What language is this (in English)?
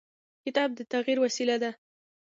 Pashto